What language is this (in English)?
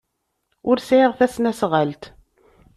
Kabyle